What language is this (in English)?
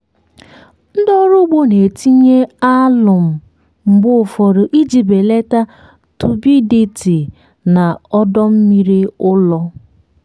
Igbo